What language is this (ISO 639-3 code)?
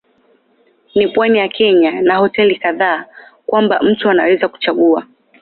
swa